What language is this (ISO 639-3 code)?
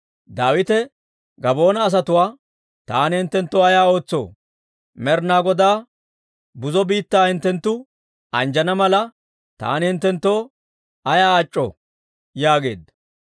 dwr